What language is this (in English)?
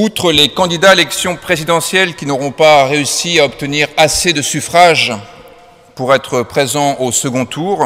French